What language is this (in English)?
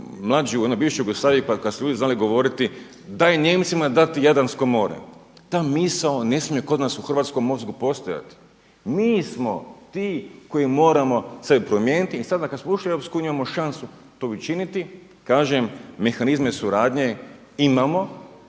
Croatian